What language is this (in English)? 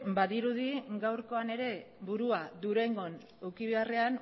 Basque